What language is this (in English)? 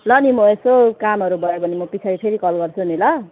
Nepali